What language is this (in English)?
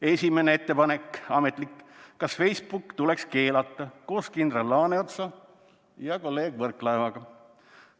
Estonian